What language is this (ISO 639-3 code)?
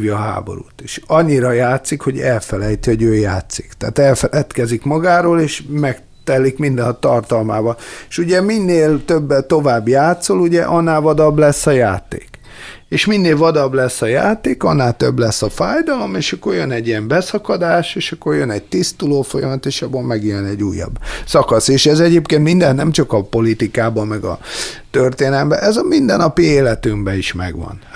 hun